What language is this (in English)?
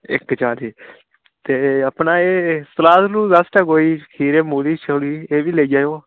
Dogri